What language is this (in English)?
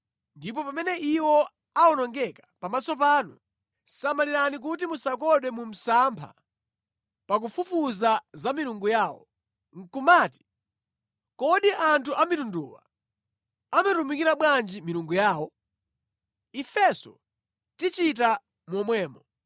Nyanja